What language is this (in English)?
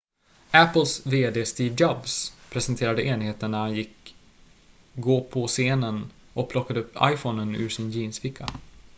Swedish